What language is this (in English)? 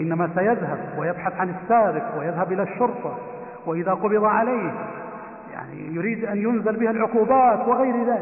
Arabic